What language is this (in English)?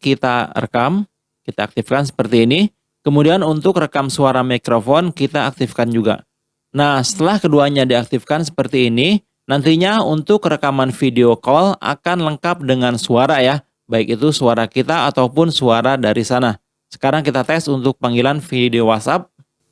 Indonesian